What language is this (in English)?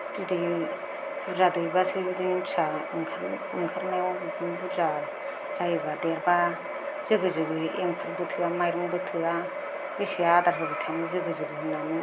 Bodo